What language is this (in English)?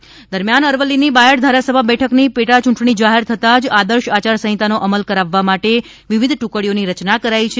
Gujarati